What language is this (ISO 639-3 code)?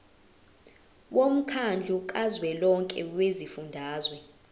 zul